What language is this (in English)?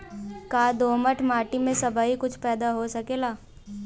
Bhojpuri